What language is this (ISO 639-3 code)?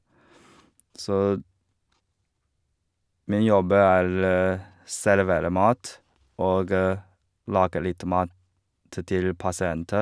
nor